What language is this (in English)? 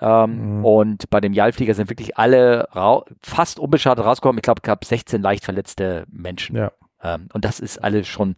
German